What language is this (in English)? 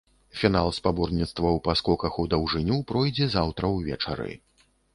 Belarusian